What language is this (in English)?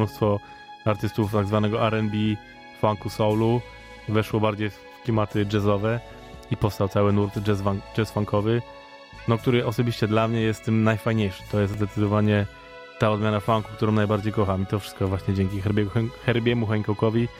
Polish